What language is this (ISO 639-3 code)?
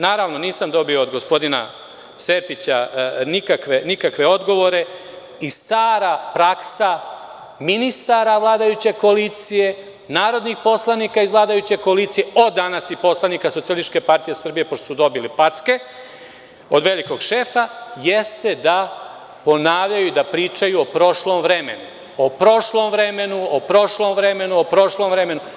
srp